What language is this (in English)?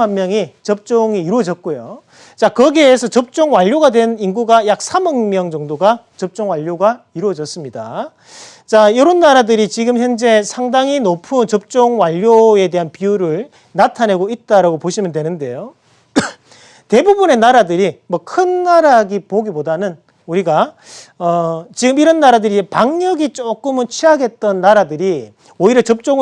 Korean